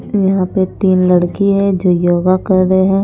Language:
Hindi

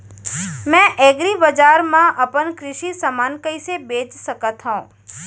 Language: Chhattisgarhi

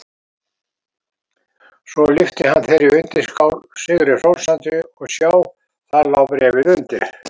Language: Icelandic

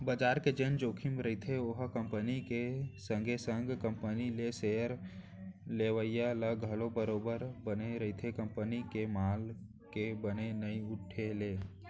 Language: Chhattisgarhi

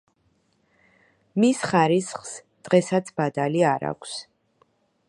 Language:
Georgian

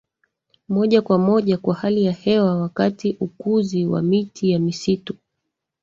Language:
Swahili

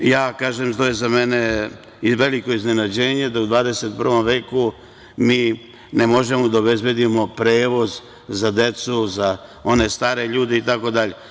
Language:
Serbian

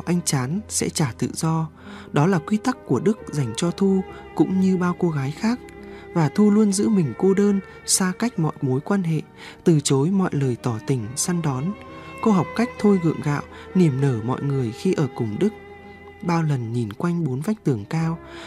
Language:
Vietnamese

